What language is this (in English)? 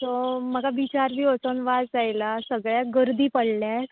Konkani